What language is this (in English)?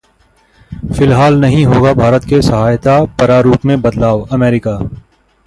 Hindi